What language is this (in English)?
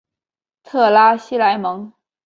Chinese